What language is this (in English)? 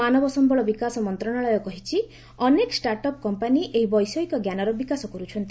Odia